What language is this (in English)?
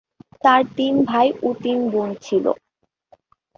Bangla